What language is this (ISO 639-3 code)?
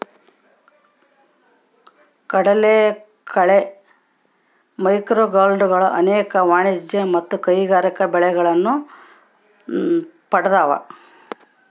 kan